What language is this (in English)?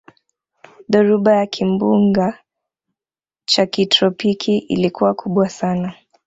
Swahili